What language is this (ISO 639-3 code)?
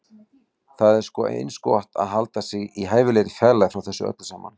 isl